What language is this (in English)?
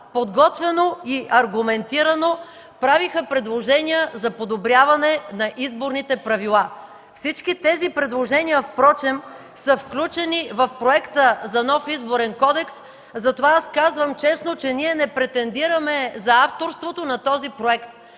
Bulgarian